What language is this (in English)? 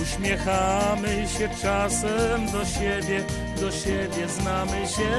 Polish